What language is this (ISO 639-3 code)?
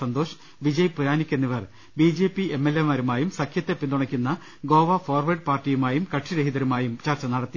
mal